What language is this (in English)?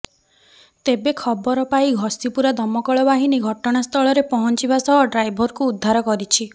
Odia